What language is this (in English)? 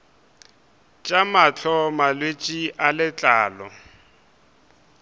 Northern Sotho